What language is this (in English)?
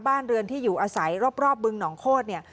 Thai